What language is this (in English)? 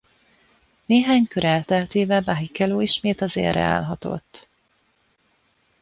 Hungarian